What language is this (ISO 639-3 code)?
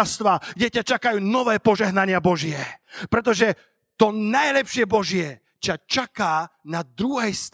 slk